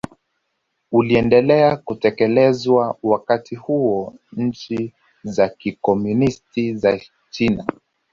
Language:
Swahili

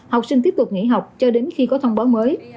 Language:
Vietnamese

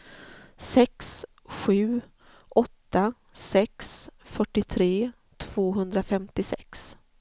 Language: Swedish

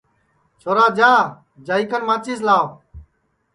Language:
Sansi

